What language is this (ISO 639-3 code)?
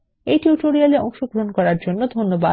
ben